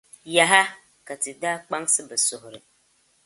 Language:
Dagbani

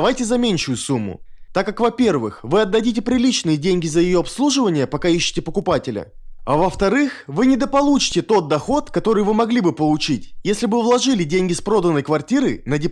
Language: Russian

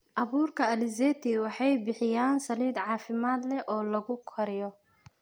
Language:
Somali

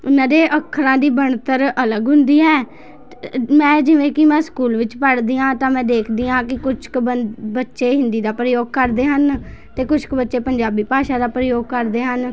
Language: Punjabi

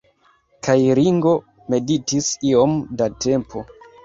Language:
Esperanto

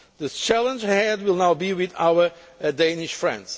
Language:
English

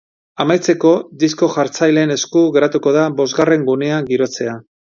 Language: Basque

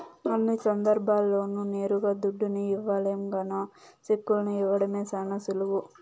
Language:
Telugu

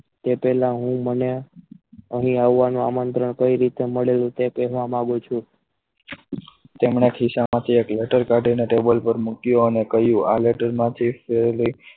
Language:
Gujarati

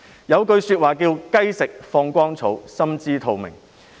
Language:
Cantonese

